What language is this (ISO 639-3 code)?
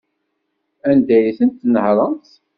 kab